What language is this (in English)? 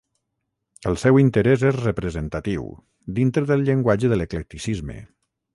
Catalan